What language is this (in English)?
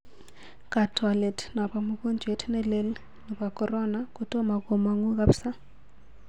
Kalenjin